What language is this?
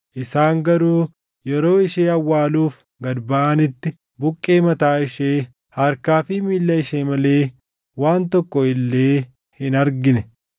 Oromo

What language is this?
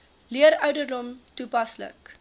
Afrikaans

